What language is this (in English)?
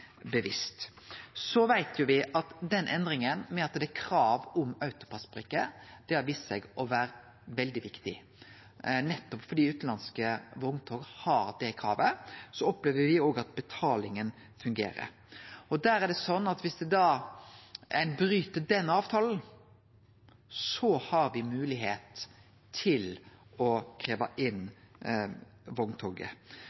Norwegian Nynorsk